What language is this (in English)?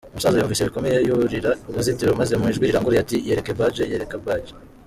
Kinyarwanda